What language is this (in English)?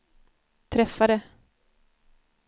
Swedish